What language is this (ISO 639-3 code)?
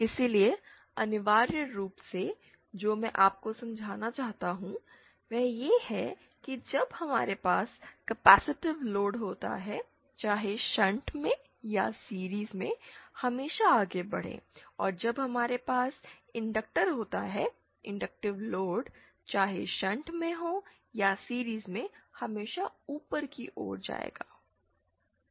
hin